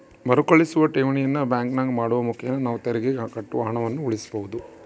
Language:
Kannada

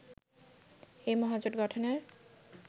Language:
Bangla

